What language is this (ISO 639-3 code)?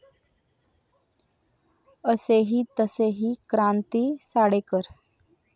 mar